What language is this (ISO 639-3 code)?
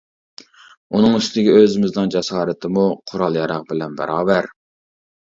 uig